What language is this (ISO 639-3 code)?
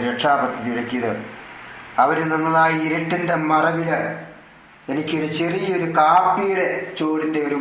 mal